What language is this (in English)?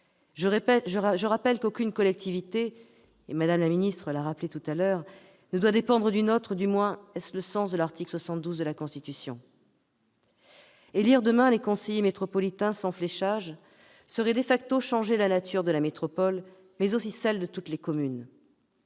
French